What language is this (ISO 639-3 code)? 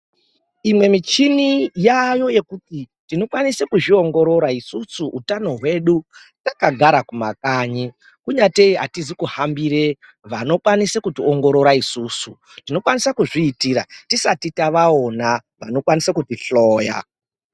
ndc